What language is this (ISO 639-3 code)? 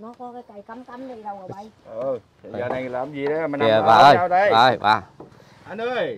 vie